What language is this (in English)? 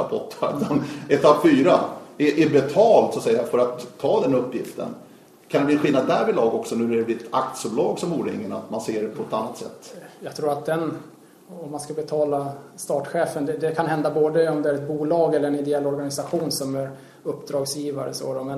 Swedish